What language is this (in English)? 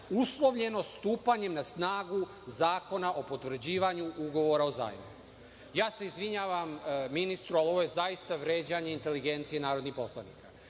Serbian